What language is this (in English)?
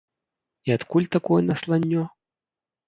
Belarusian